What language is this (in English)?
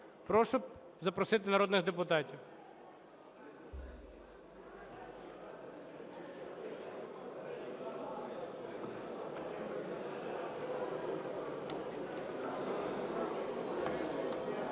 Ukrainian